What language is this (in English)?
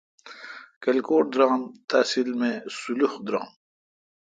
Kalkoti